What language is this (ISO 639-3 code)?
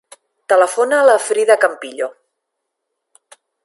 cat